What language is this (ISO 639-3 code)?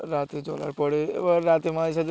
ben